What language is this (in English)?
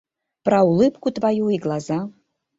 Mari